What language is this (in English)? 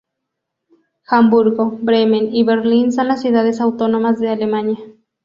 Spanish